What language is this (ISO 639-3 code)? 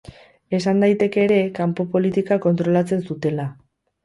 eus